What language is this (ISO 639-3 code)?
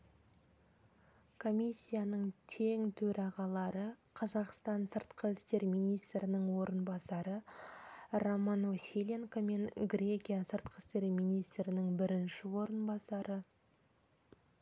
kaz